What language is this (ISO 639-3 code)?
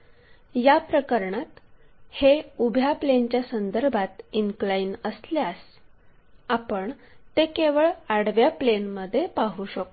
mar